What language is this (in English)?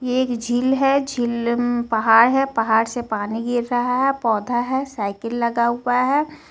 Hindi